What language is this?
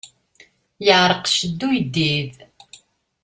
Kabyle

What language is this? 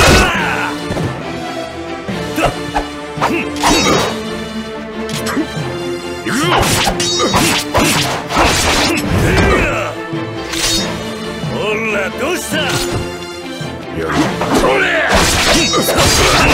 Korean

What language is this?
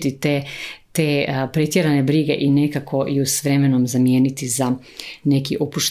Croatian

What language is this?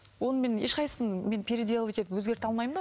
Kazakh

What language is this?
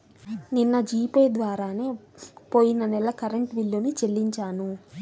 Telugu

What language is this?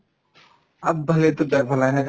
Assamese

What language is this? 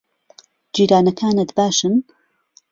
Central Kurdish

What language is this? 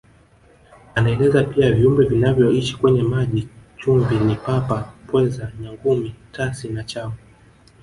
Swahili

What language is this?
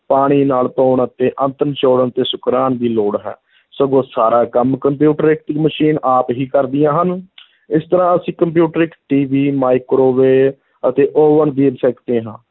Punjabi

